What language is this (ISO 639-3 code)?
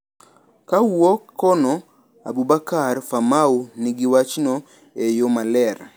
luo